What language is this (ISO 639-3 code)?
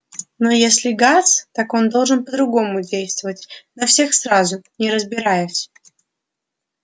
rus